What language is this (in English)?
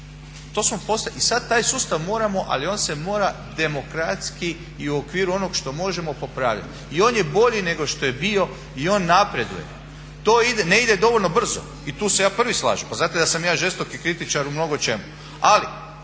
Croatian